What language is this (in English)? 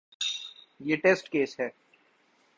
Urdu